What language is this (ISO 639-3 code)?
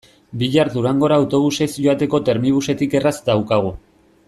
eus